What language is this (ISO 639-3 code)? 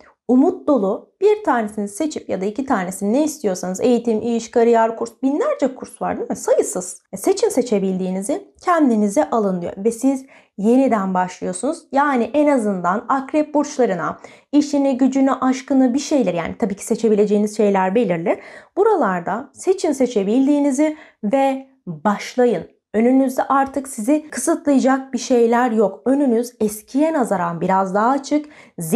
tur